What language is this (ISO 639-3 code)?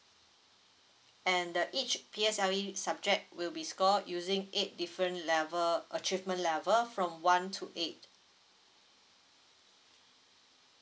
eng